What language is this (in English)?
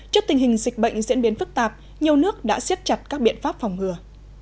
Vietnamese